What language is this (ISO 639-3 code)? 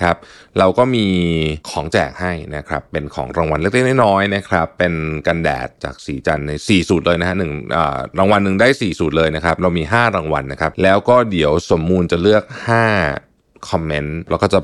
tha